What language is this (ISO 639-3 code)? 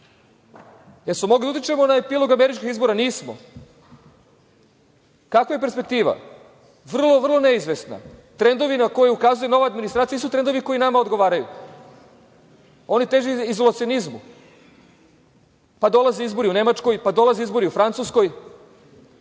srp